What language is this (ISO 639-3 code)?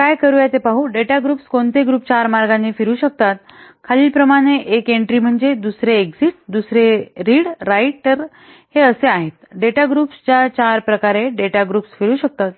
mar